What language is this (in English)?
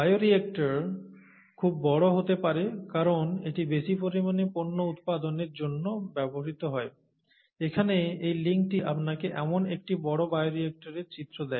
Bangla